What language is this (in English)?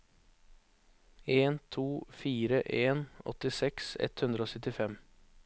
Norwegian